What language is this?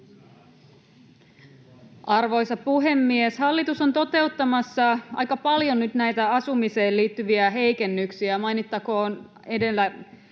Finnish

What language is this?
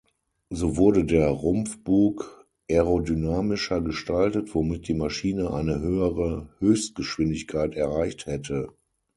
German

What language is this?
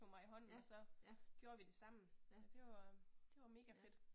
Danish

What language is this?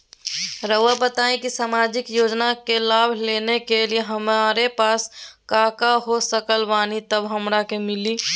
Magahi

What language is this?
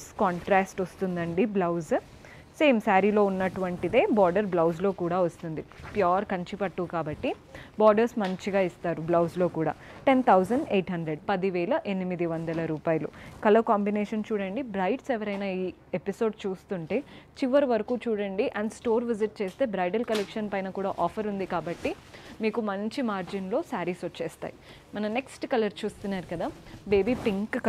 Telugu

